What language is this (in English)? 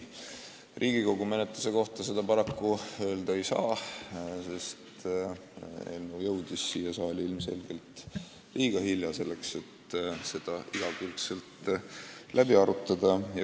Estonian